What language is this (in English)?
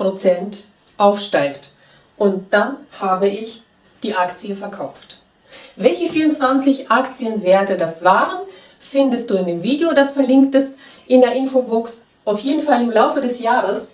German